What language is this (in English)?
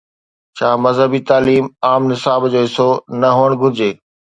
Sindhi